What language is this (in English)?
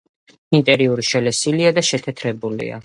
Georgian